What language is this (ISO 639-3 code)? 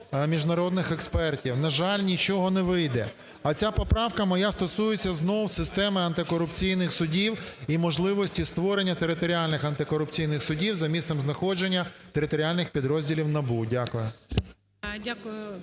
ukr